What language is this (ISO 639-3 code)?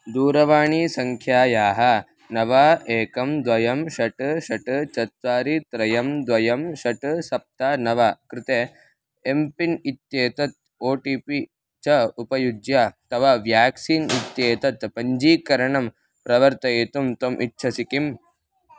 san